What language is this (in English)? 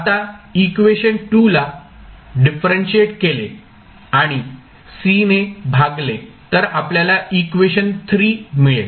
Marathi